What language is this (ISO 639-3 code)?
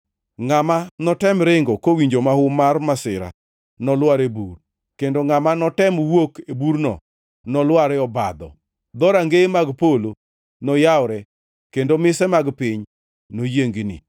luo